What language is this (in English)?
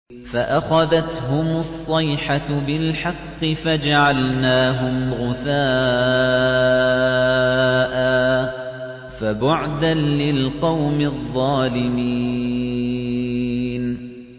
Arabic